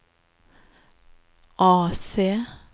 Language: Norwegian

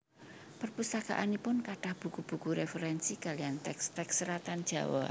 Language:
Javanese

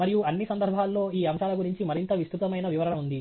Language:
Telugu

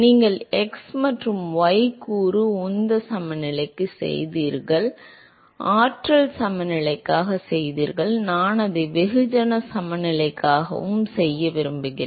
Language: Tamil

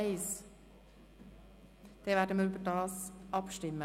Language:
Swiss German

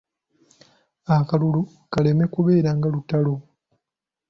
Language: Ganda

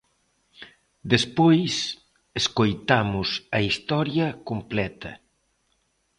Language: Galician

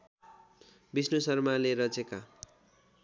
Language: Nepali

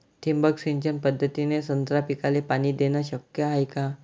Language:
Marathi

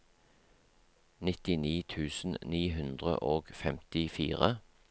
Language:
Norwegian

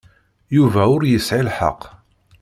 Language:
Kabyle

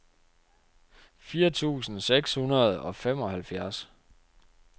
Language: Danish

